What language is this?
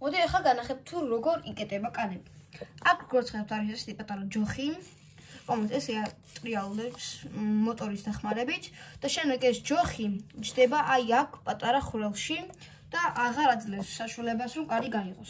Dutch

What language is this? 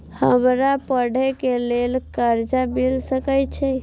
Maithili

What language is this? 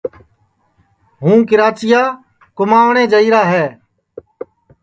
Sansi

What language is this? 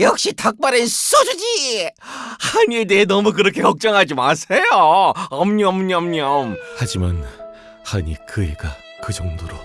Korean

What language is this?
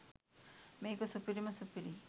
Sinhala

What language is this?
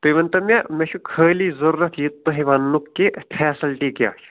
Kashmiri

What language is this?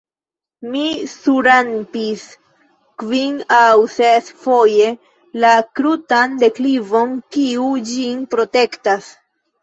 Esperanto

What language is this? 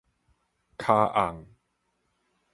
Min Nan Chinese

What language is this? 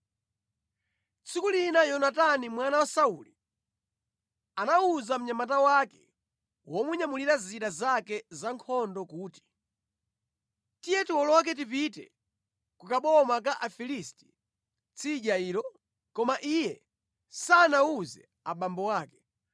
Nyanja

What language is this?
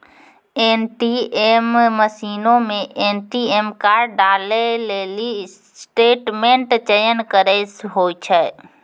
Maithili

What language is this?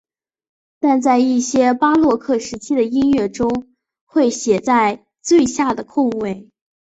Chinese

